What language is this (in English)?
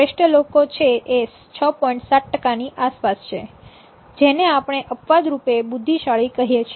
Gujarati